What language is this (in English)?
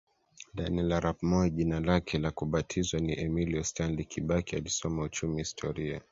Swahili